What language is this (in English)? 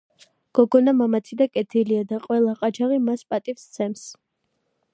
Georgian